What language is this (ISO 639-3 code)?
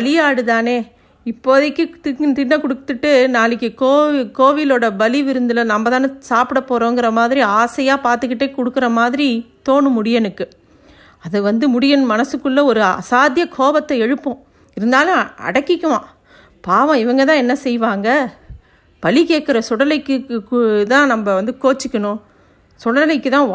tam